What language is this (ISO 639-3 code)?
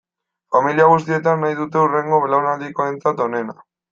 eus